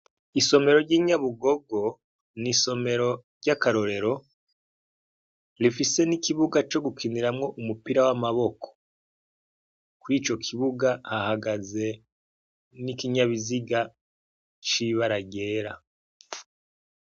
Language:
Rundi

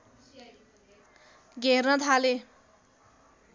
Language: Nepali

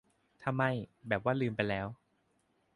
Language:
Thai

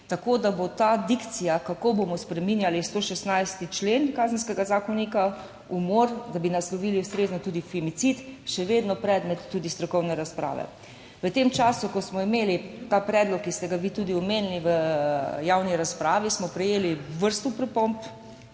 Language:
Slovenian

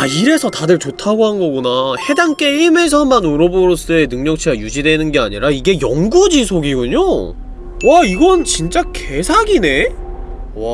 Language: Korean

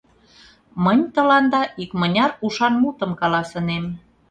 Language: Mari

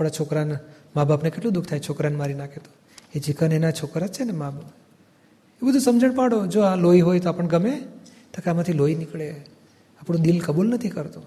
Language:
Gujarati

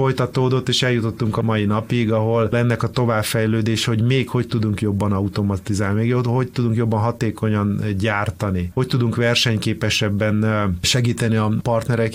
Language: Hungarian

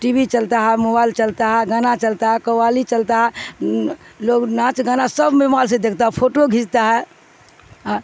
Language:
Urdu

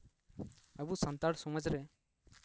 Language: Santali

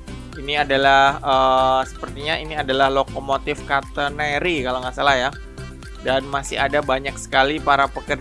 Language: Indonesian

